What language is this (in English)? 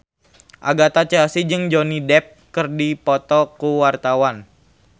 Sundanese